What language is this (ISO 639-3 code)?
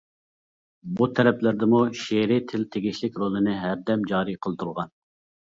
uig